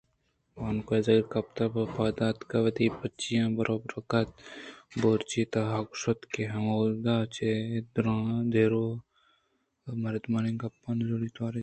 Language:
Eastern Balochi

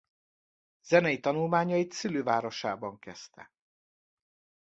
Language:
Hungarian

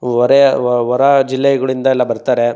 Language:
Kannada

